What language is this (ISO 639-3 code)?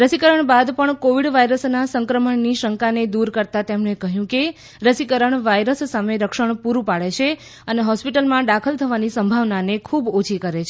guj